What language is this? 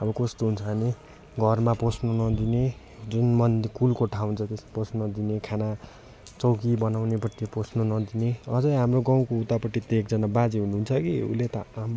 Nepali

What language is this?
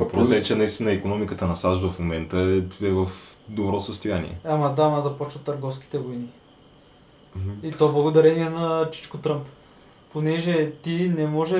Bulgarian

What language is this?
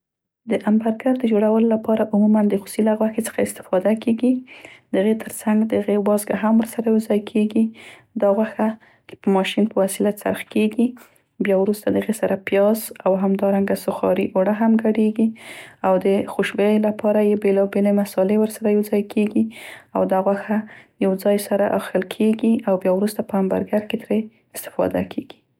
Central Pashto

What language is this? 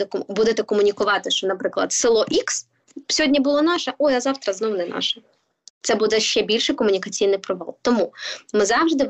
Ukrainian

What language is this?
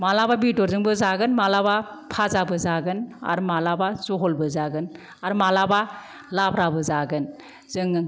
Bodo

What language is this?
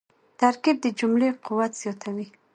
Pashto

